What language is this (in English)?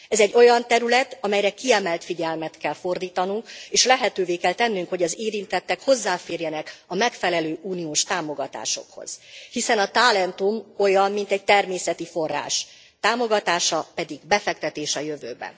Hungarian